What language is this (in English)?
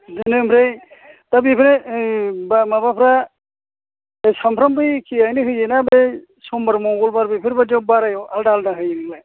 Bodo